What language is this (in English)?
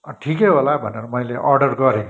Nepali